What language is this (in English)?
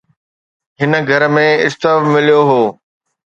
Sindhi